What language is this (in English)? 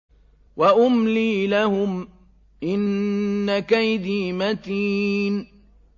Arabic